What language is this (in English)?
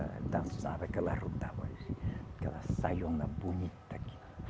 Portuguese